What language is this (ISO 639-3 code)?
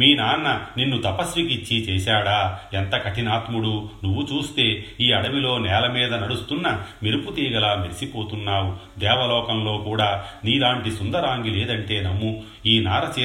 tel